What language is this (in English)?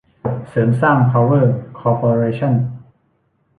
Thai